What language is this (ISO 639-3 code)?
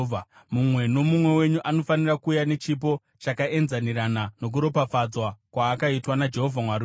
sna